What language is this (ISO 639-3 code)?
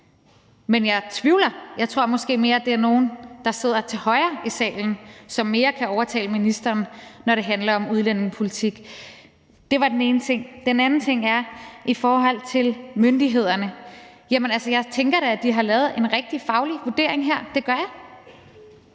dan